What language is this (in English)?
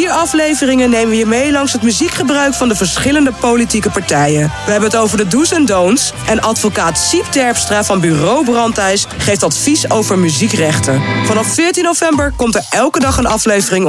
Dutch